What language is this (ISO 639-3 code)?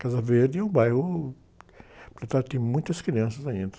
por